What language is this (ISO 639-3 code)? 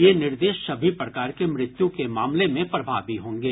hin